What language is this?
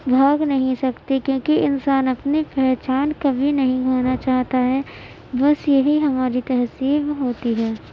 Urdu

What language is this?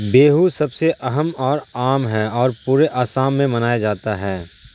Urdu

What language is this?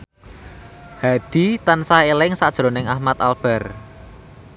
Javanese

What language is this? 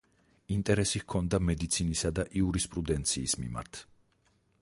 Georgian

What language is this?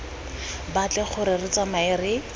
Tswana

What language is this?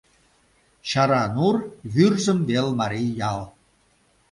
Mari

